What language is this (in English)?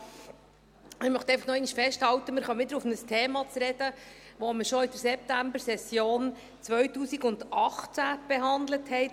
Swiss German